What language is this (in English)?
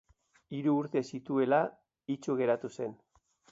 Basque